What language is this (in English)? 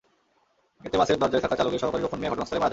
Bangla